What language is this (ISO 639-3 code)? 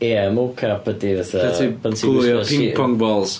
cym